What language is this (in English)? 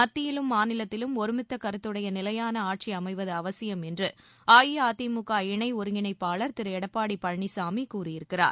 Tamil